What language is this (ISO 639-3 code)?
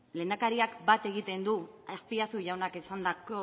eus